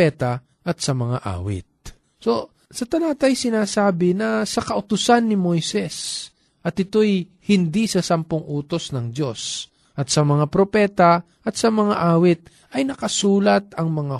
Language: Filipino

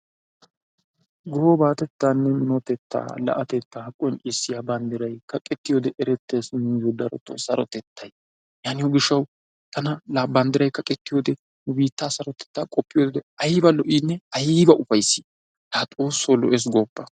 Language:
Wolaytta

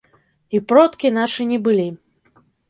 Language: Belarusian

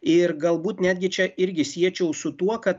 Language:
Lithuanian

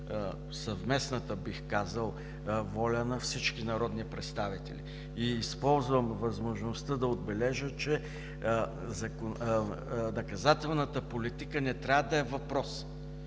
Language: Bulgarian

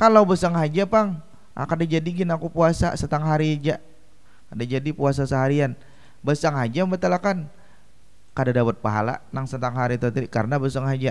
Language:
Indonesian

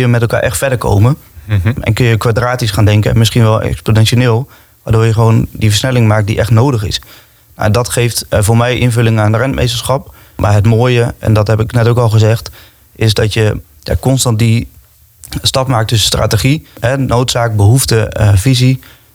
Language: Dutch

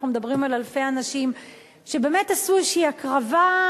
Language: Hebrew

